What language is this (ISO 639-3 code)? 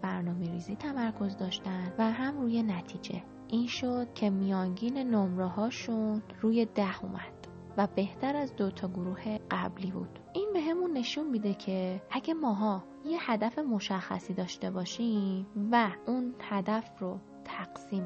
fas